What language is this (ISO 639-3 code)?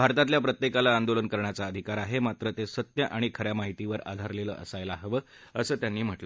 mar